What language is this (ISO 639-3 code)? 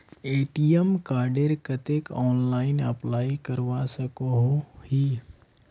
mag